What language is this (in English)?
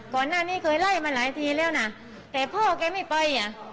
Thai